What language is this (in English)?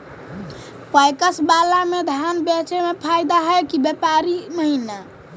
Magahi